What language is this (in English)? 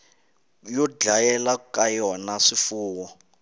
Tsonga